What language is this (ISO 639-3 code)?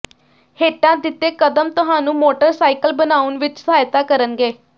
pan